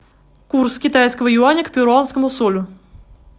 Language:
Russian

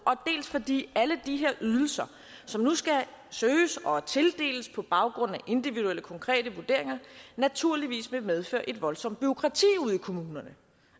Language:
Danish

